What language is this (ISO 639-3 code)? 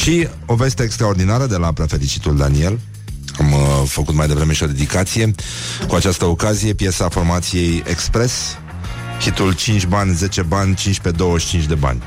ron